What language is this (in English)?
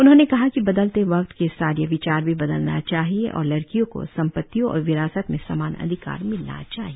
Hindi